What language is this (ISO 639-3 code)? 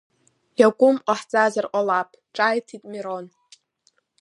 abk